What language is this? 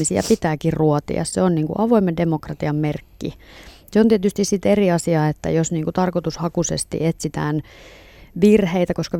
Finnish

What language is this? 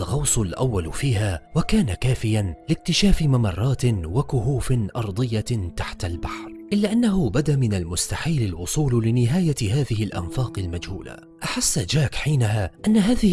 Arabic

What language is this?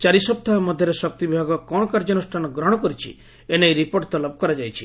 Odia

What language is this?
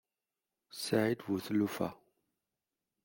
Kabyle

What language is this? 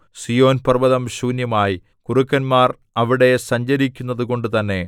Malayalam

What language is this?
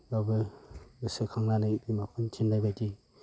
Bodo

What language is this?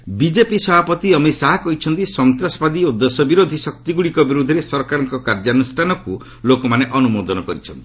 Odia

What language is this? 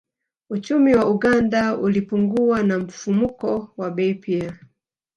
Swahili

